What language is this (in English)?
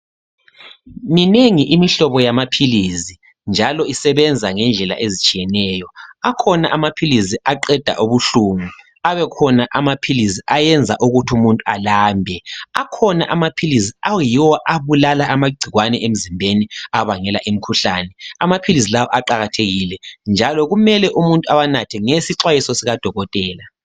North Ndebele